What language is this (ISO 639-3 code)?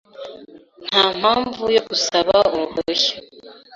kin